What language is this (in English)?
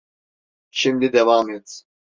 Turkish